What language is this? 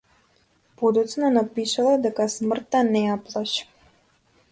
Macedonian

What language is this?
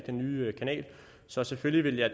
Danish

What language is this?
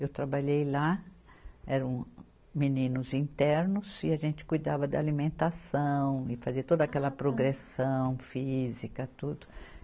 Portuguese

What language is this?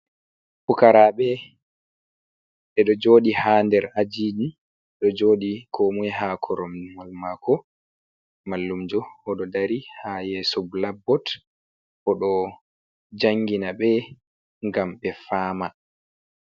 Fula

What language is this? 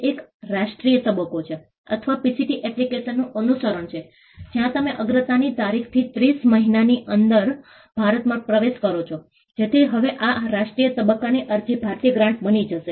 Gujarati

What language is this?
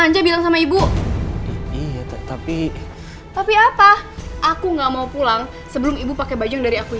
Indonesian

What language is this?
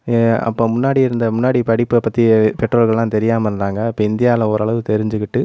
Tamil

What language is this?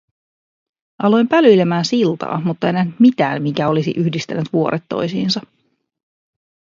Finnish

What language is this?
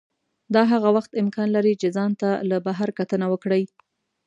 Pashto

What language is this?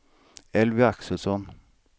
Swedish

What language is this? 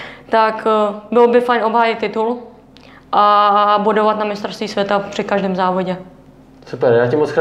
Czech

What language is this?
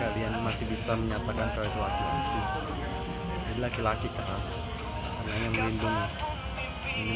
Indonesian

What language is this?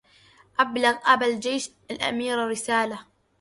Arabic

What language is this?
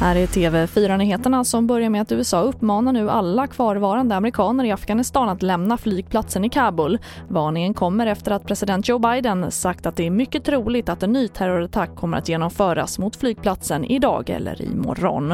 Swedish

